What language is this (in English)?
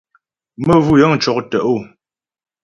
Ghomala